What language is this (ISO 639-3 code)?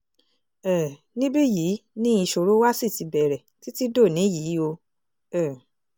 yor